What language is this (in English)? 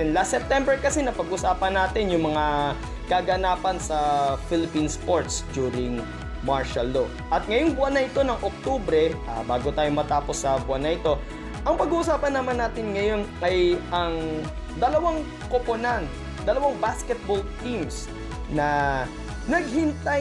Filipino